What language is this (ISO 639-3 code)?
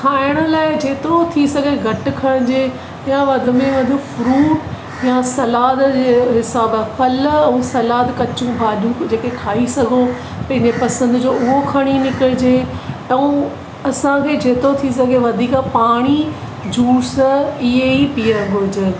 snd